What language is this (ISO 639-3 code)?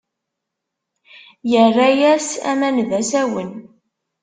kab